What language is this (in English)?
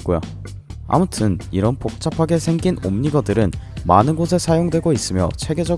Korean